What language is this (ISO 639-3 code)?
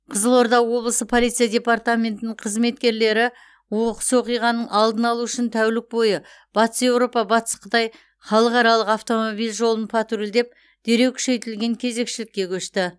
kaz